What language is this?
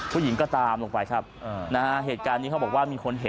Thai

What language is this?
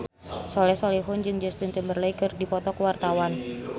Sundanese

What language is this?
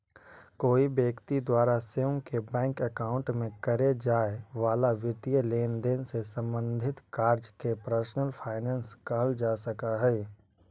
Magahi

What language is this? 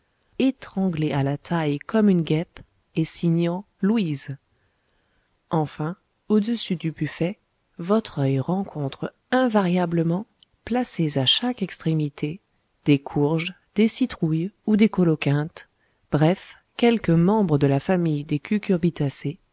French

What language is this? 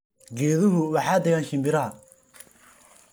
Somali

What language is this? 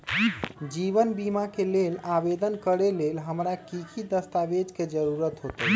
Magahi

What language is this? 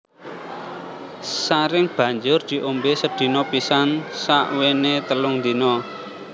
Javanese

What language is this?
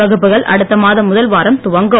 Tamil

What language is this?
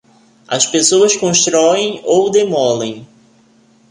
Portuguese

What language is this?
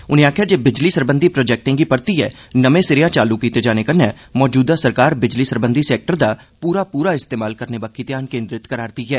Dogri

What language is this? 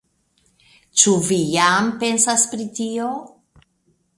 Esperanto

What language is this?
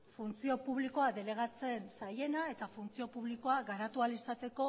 Basque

